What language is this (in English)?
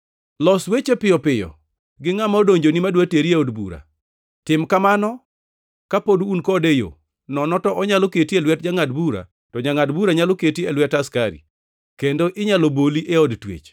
Luo (Kenya and Tanzania)